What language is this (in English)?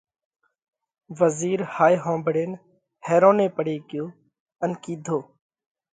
Parkari Koli